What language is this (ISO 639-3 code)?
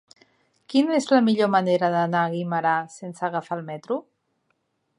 cat